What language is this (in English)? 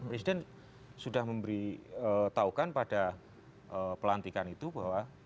Indonesian